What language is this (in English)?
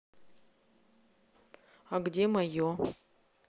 Russian